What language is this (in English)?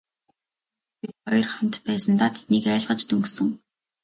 Mongolian